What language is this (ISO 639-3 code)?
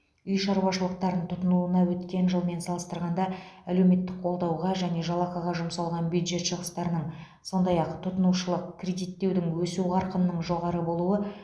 kaz